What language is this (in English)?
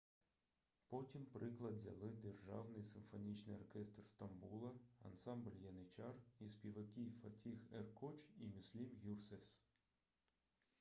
Ukrainian